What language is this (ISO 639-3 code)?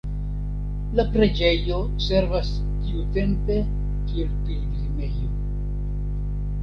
epo